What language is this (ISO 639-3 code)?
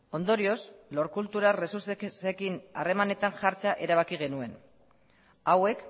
eus